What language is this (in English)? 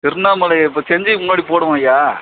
Tamil